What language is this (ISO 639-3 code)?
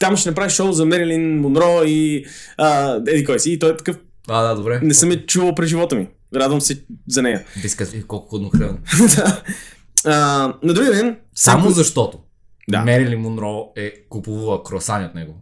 bul